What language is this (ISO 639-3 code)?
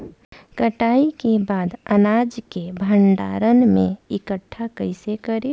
bho